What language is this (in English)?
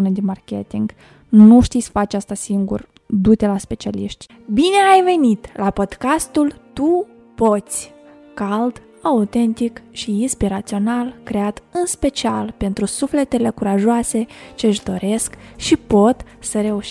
Romanian